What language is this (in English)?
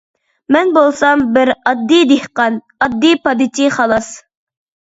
Uyghur